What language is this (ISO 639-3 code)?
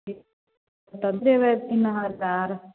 mai